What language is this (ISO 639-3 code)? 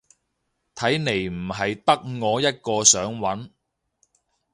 yue